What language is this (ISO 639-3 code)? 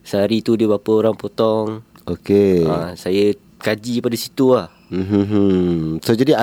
msa